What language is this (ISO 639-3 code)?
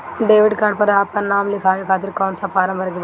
bho